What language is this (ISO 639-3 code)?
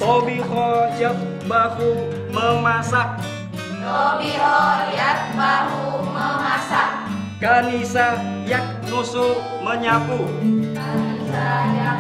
ind